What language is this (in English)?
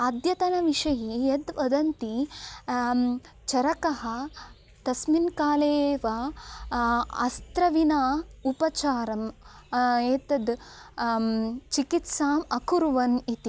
Sanskrit